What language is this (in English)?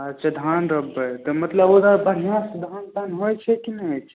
Maithili